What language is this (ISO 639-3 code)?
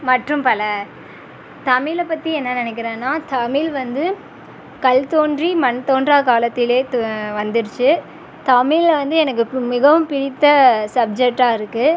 tam